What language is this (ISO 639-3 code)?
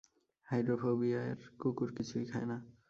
ben